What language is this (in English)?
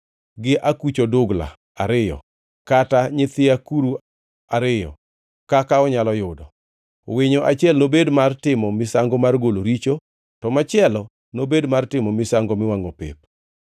Luo (Kenya and Tanzania)